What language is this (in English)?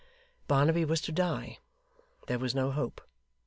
English